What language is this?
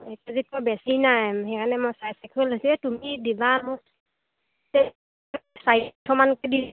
Assamese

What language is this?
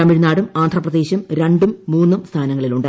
Malayalam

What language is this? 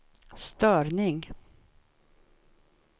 Swedish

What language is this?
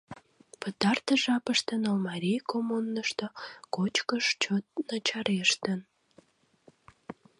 Mari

